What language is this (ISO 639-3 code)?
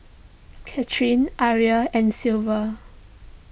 eng